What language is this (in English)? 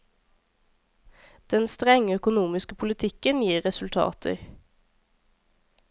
Norwegian